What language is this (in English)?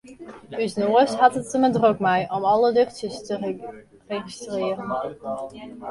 Western Frisian